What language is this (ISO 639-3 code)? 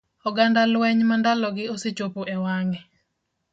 luo